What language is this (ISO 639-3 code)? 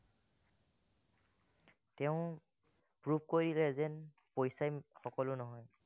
asm